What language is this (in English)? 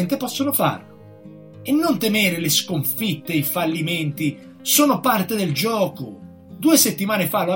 Italian